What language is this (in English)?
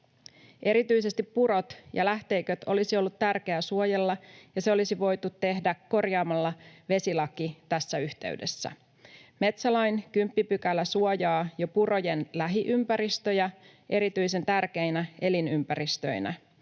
Finnish